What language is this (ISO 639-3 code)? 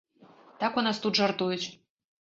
bel